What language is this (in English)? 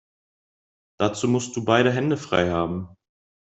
German